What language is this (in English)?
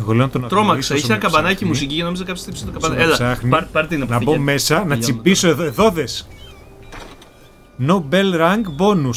Greek